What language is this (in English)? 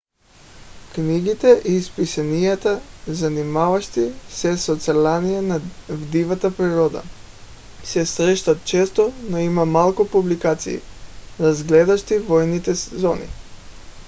Bulgarian